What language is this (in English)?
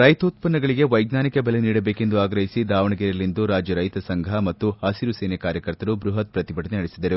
Kannada